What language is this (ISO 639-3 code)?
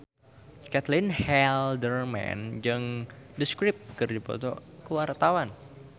sun